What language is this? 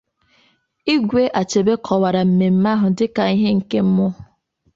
Igbo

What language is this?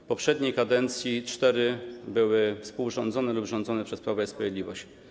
Polish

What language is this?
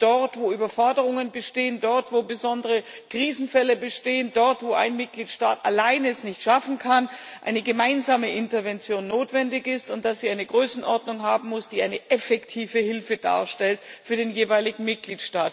German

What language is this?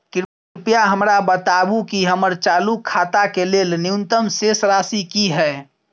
Maithili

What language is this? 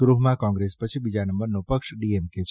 Gujarati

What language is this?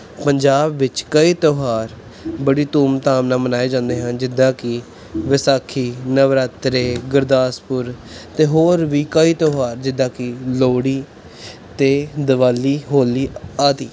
Punjabi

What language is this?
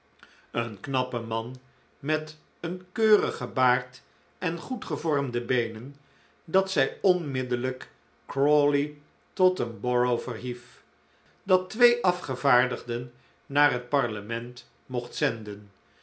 Dutch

